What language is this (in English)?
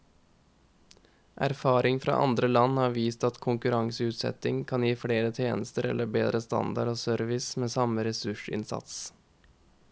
Norwegian